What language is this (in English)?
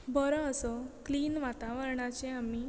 Konkani